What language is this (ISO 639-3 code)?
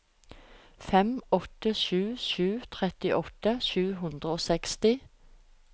nor